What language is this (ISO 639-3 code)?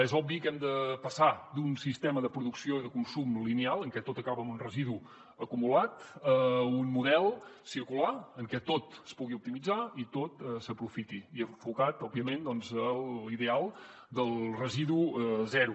cat